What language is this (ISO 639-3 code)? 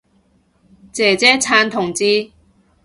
yue